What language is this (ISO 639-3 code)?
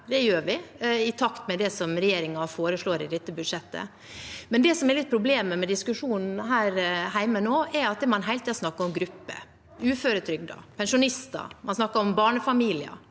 nor